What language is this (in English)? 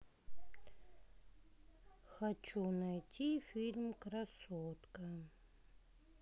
Russian